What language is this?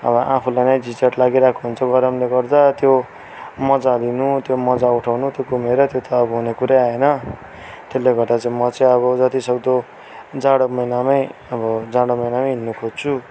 Nepali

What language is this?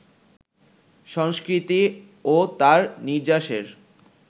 Bangla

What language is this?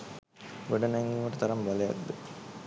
Sinhala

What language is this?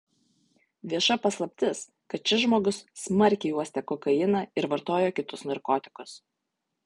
Lithuanian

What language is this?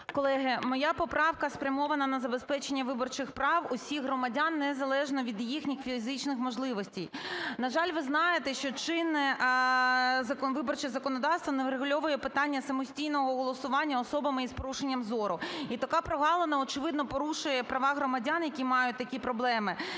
Ukrainian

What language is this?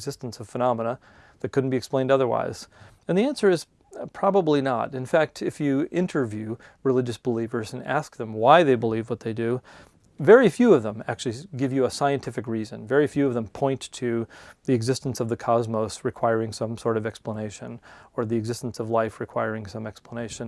English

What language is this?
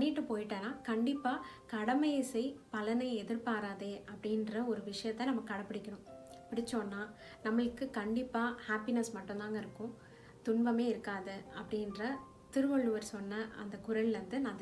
Tamil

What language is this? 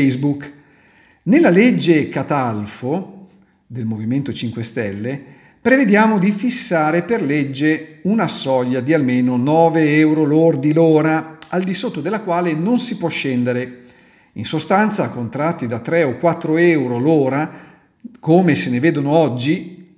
Italian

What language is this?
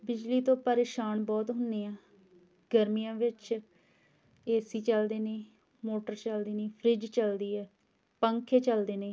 Punjabi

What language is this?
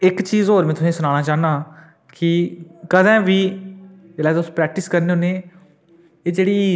Dogri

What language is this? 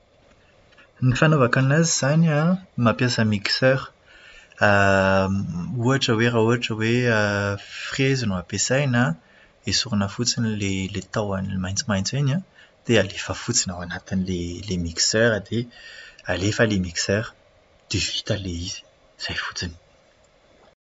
Malagasy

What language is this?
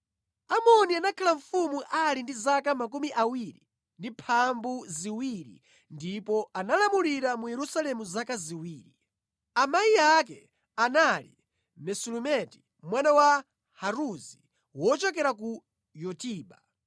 Nyanja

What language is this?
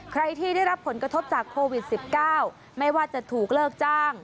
Thai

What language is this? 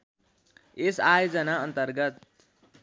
Nepali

